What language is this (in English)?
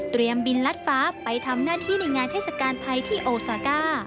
Thai